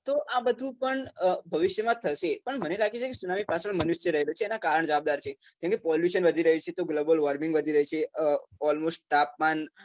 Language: Gujarati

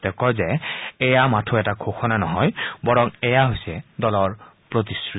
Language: Assamese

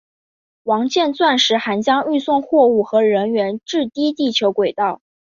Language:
Chinese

